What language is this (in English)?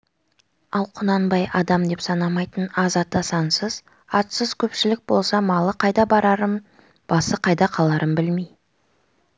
Kazakh